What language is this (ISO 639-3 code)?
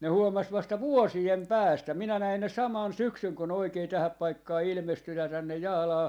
fin